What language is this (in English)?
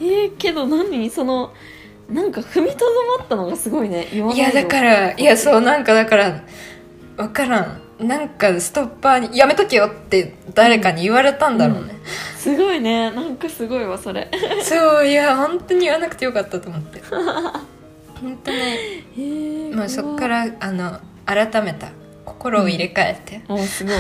Japanese